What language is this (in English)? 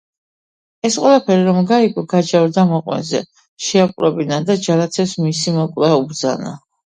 Georgian